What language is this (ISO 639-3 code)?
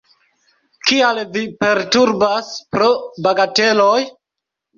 epo